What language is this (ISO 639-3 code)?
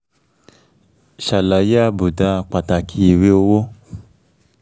yor